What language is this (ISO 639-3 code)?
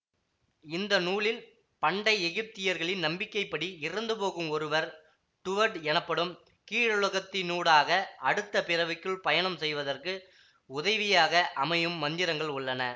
tam